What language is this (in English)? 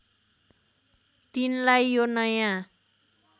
Nepali